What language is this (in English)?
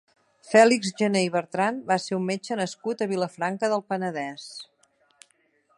Catalan